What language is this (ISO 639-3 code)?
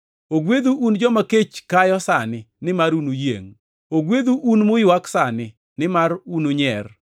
luo